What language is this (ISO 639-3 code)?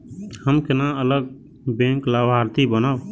mai